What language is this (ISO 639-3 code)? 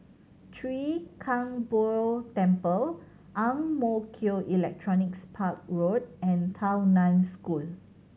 eng